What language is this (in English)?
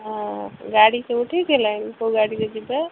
Odia